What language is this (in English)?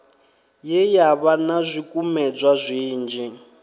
Venda